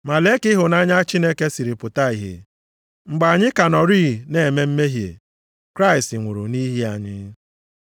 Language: Igbo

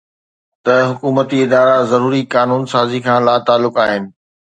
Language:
Sindhi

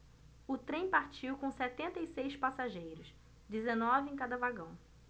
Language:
Portuguese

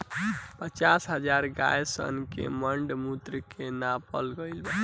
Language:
Bhojpuri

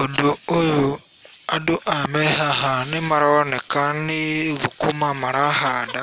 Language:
Kikuyu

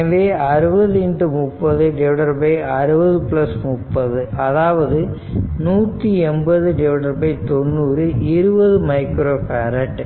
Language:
Tamil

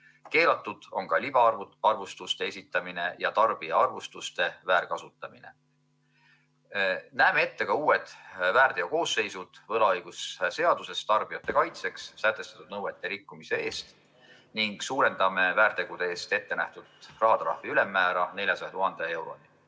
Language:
Estonian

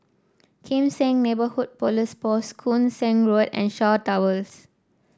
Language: English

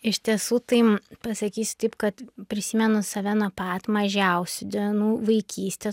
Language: Lithuanian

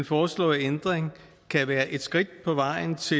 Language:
Danish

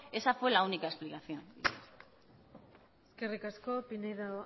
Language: Basque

